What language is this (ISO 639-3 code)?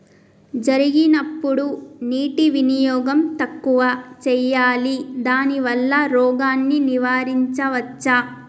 tel